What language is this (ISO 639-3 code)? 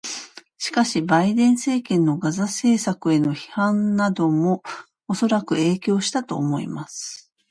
jpn